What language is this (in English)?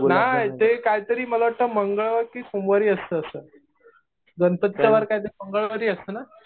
Marathi